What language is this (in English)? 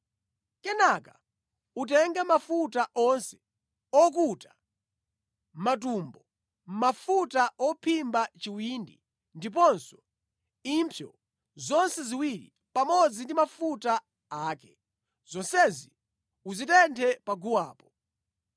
Nyanja